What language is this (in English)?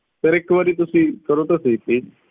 Punjabi